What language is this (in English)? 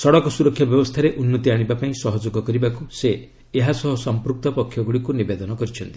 Odia